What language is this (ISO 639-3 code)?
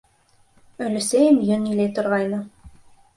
bak